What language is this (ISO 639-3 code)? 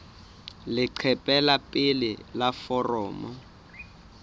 sot